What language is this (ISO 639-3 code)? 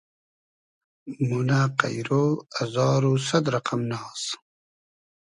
haz